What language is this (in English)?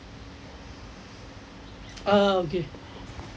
English